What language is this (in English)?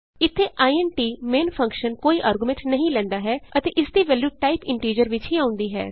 Punjabi